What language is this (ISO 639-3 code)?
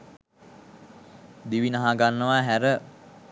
sin